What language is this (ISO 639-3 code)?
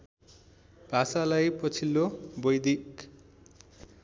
nep